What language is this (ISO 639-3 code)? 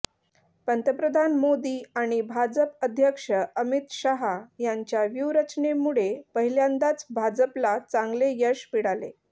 mar